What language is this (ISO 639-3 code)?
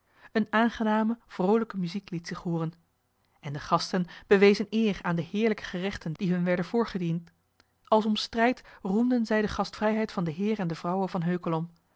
nld